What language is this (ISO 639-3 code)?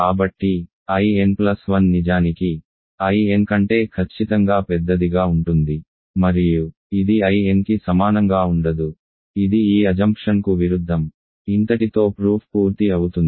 tel